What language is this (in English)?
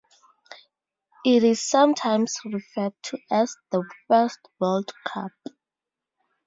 English